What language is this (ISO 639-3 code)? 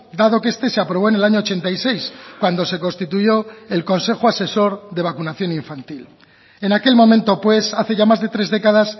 spa